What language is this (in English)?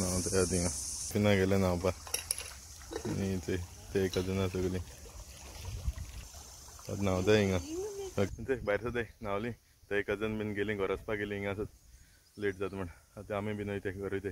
Marathi